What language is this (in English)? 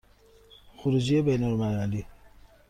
Persian